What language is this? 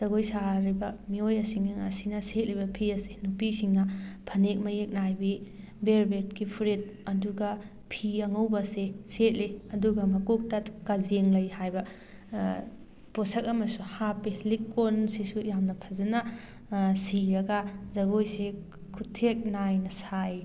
Manipuri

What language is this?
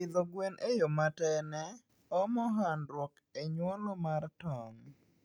Luo (Kenya and Tanzania)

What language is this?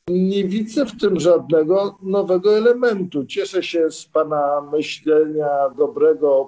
Polish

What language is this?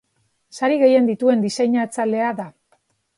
Basque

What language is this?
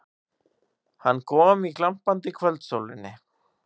Icelandic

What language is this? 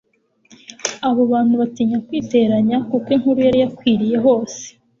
Kinyarwanda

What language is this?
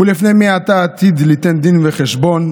Hebrew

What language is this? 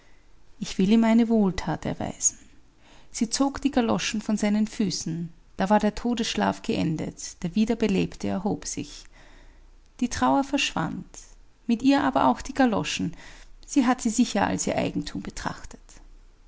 German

